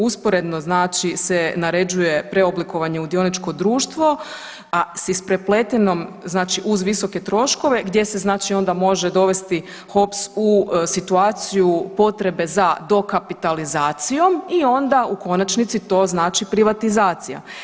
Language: Croatian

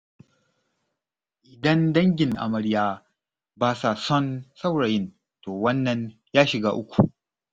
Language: Hausa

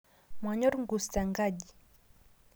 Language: Masai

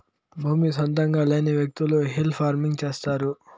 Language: Telugu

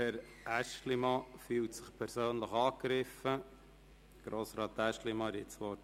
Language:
Swiss German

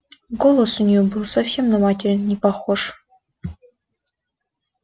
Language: Russian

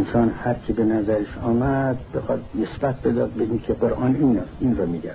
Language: Persian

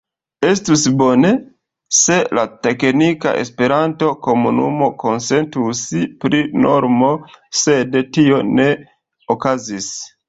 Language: Esperanto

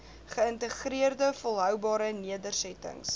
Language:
Afrikaans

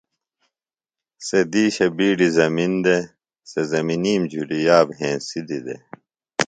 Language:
Phalura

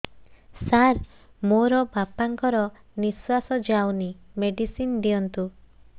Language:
Odia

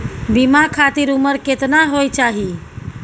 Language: Maithili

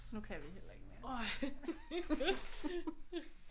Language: Danish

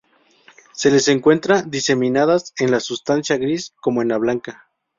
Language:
Spanish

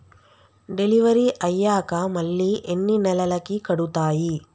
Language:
Telugu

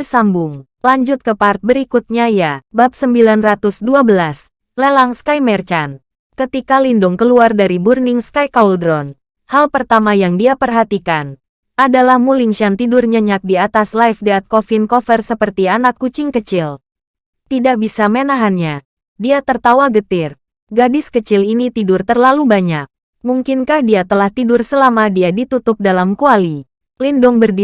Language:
Indonesian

